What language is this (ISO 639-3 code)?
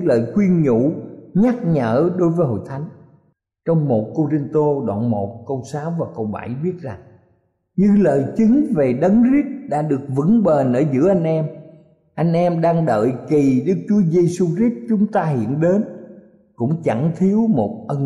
vie